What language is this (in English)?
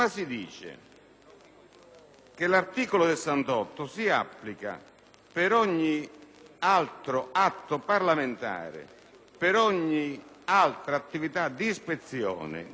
Italian